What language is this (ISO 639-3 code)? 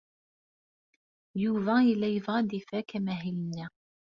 kab